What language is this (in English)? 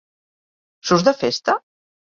Catalan